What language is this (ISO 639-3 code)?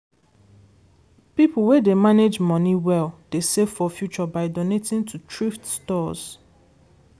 pcm